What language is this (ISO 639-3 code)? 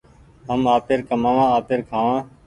gig